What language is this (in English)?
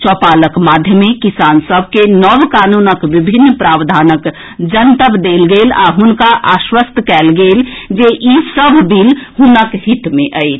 Maithili